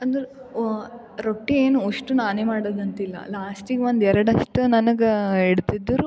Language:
Kannada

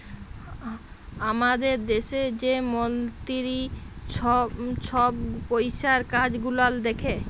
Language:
Bangla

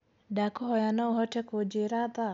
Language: Kikuyu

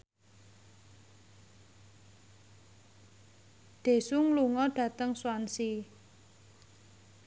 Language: Javanese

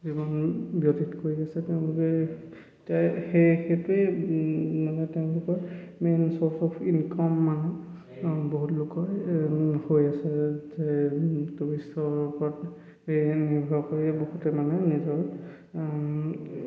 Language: Assamese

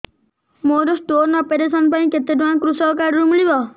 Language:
Odia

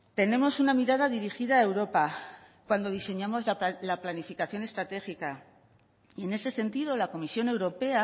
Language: Spanish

